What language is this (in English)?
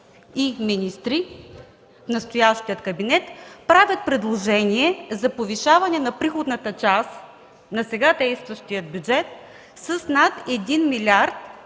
Bulgarian